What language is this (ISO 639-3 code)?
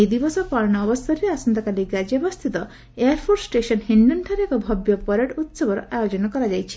ori